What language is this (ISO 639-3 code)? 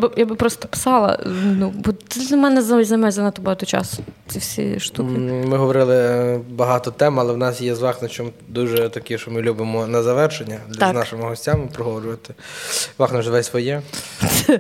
ukr